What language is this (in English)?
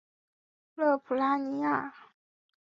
Chinese